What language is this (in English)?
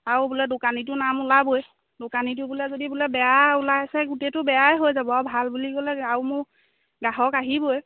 Assamese